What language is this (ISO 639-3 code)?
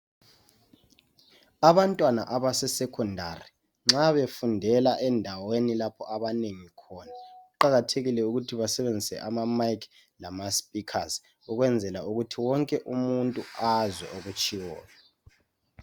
nde